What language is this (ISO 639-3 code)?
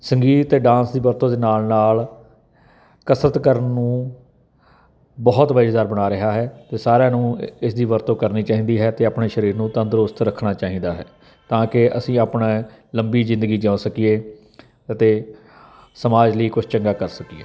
pan